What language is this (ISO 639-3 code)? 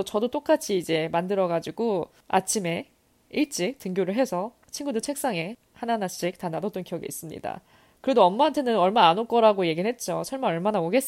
kor